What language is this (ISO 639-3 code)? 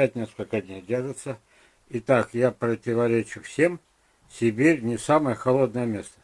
rus